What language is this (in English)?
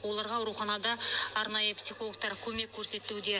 Kazakh